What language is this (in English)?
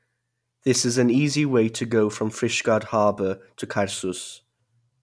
English